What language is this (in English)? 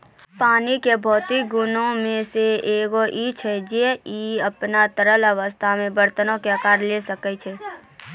Maithili